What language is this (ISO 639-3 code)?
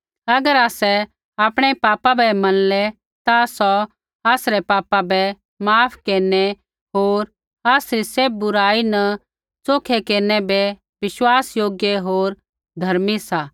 kfx